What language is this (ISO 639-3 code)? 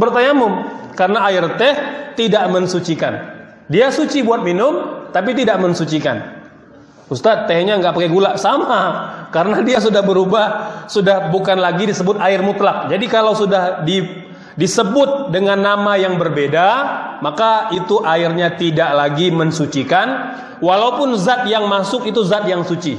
ind